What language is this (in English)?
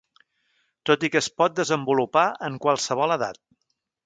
Catalan